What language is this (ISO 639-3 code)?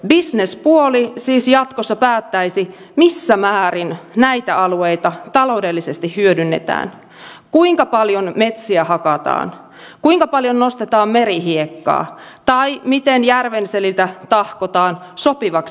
fin